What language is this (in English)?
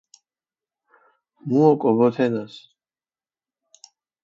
Mingrelian